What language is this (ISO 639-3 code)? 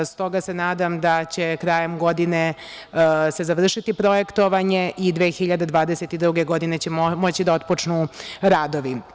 srp